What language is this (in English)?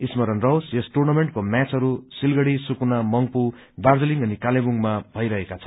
Nepali